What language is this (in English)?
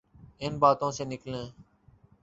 Urdu